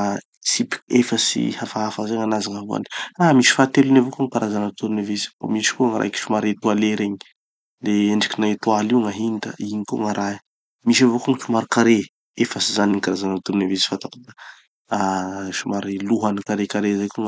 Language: Tanosy Malagasy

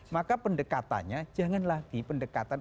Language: Indonesian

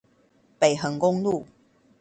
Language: Chinese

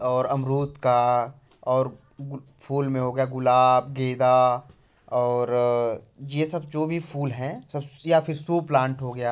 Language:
Hindi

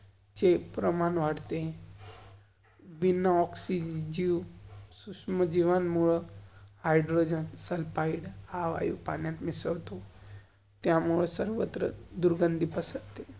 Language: Marathi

